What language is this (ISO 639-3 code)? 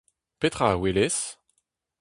bre